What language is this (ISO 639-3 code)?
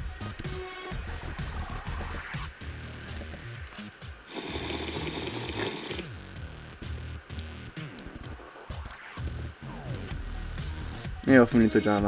ita